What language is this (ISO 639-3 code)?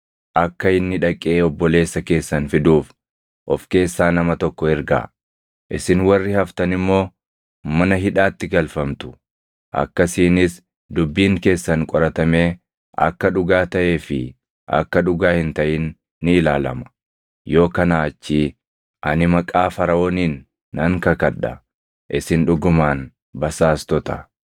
orm